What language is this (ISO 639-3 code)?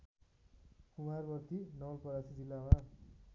nep